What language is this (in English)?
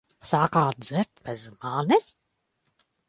Latvian